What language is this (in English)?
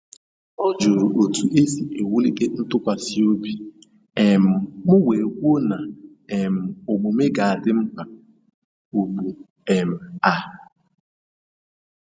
Igbo